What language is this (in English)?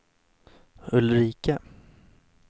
Swedish